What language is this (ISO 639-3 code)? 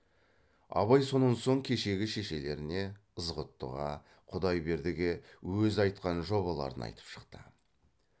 kaz